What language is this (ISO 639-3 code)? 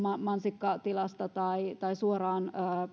fin